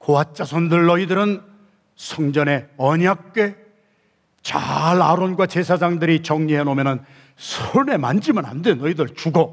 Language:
Korean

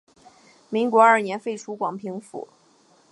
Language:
Chinese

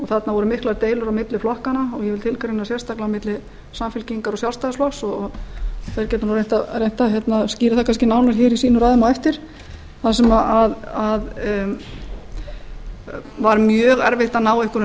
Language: Icelandic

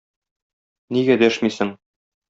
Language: Tatar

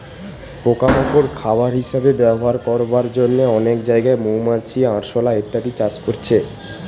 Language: Bangla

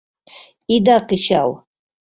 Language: Mari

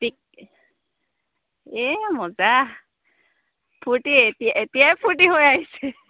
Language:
Assamese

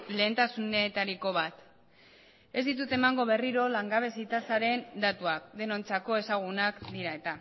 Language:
Basque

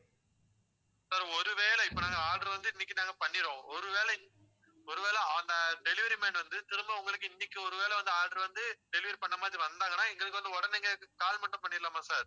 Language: Tamil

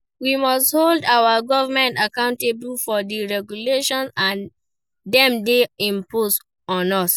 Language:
Nigerian Pidgin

